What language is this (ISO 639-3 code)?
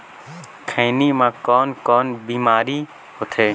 hne